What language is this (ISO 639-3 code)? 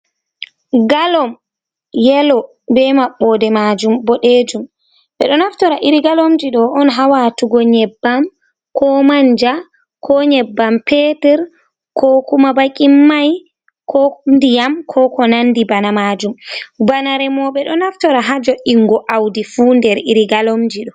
ful